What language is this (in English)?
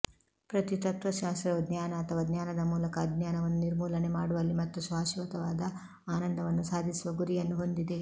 Kannada